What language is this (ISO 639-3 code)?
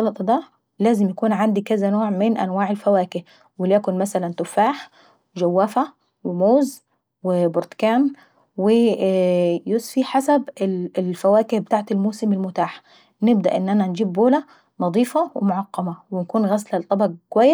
aec